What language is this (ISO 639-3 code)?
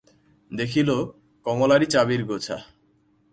ben